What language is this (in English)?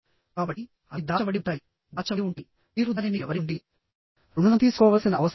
Telugu